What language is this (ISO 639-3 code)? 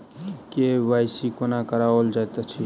mai